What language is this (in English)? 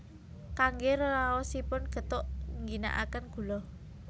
Javanese